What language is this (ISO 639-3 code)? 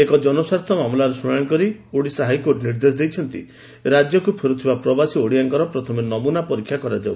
ori